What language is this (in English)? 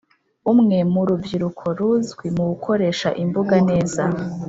Kinyarwanda